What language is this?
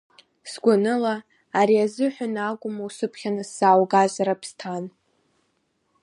Abkhazian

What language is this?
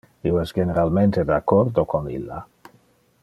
Interlingua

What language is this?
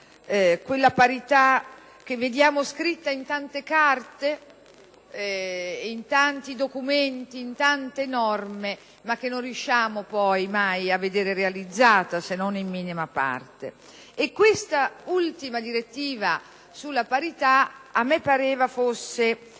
Italian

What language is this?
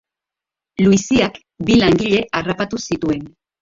Basque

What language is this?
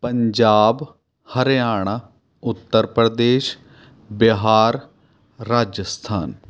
Punjabi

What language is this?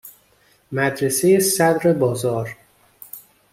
Persian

